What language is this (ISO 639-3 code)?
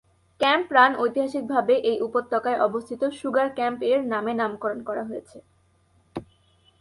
ben